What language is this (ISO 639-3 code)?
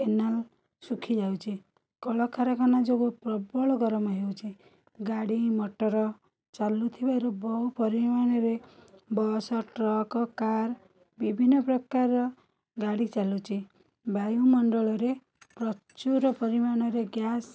ori